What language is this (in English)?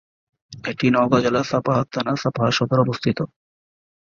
Bangla